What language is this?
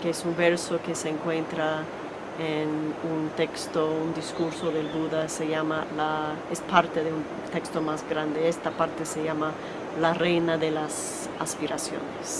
Spanish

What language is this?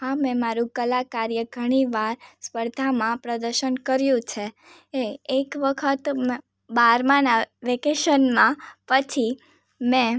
Gujarati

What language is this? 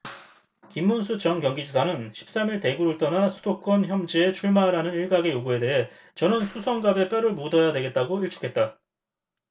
Korean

